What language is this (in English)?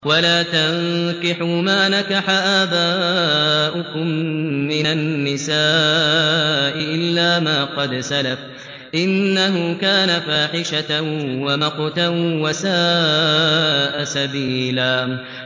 Arabic